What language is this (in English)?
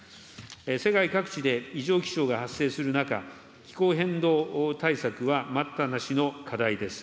Japanese